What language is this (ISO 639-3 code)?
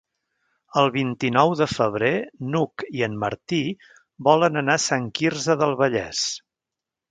cat